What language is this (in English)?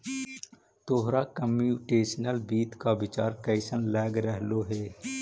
Magahi